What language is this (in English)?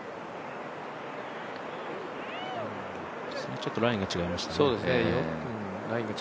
Japanese